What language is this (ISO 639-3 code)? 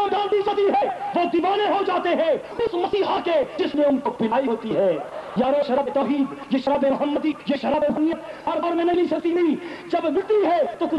tur